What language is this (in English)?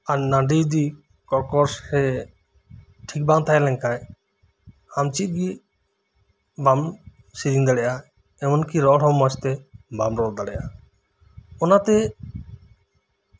Santali